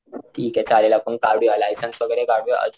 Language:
Marathi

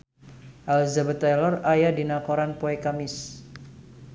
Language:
Sundanese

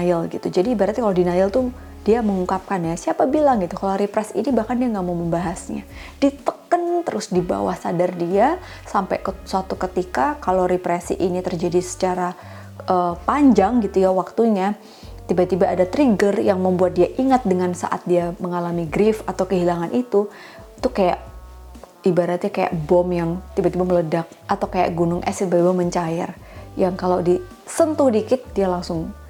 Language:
Indonesian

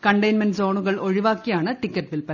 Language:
Malayalam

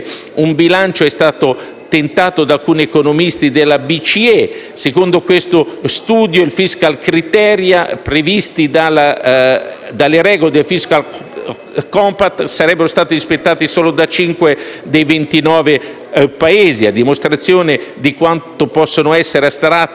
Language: Italian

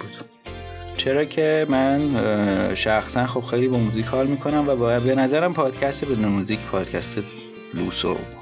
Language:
Persian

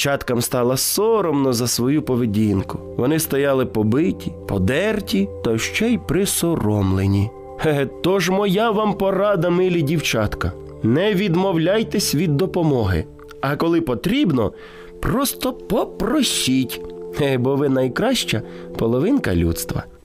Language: Ukrainian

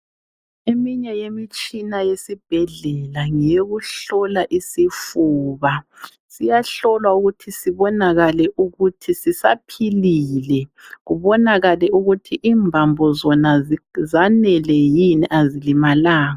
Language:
North Ndebele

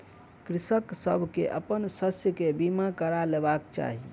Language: Maithili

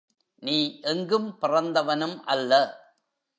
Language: Tamil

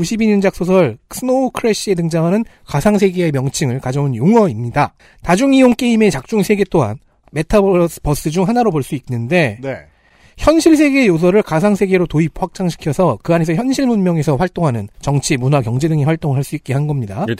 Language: Korean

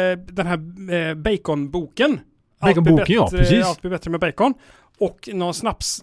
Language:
Swedish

